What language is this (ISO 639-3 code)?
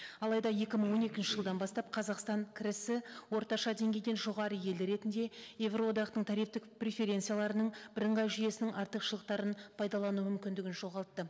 kaz